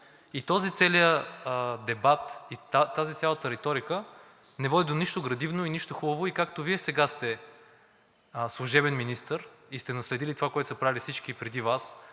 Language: Bulgarian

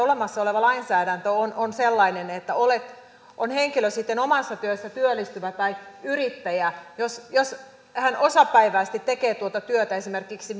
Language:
Finnish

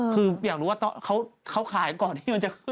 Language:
Thai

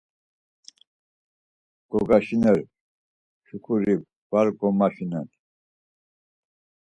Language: Laz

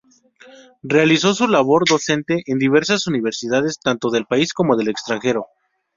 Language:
Spanish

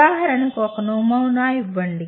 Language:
Telugu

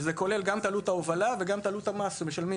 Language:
Hebrew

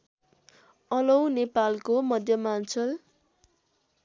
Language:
Nepali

